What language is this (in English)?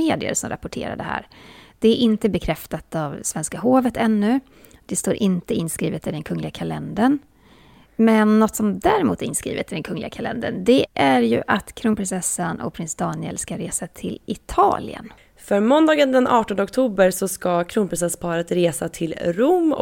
Swedish